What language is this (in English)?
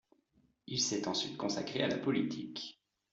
French